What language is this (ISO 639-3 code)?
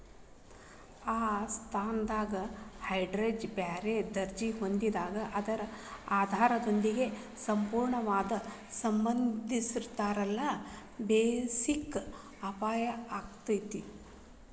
kan